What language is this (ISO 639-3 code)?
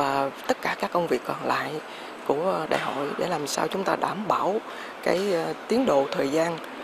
vie